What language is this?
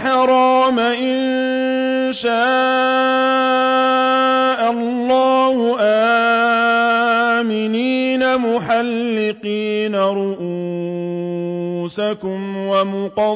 Arabic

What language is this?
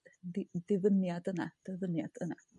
Welsh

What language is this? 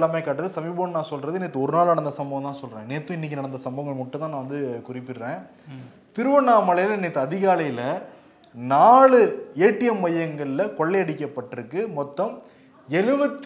Tamil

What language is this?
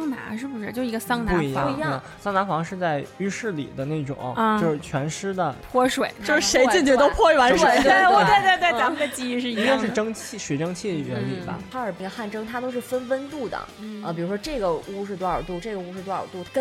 Chinese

